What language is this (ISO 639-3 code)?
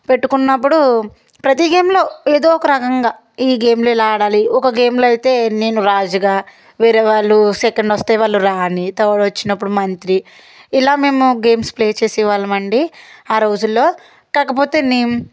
tel